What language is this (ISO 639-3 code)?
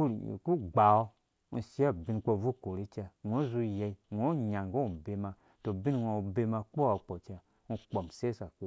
ldb